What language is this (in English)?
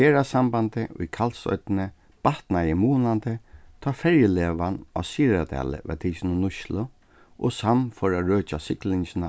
Faroese